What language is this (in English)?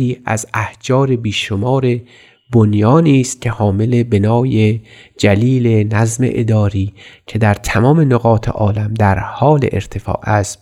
Persian